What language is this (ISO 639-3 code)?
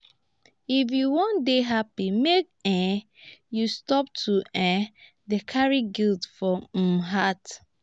pcm